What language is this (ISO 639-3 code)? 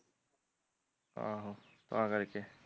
pan